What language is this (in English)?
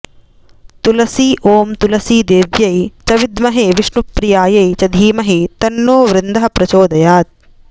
Sanskrit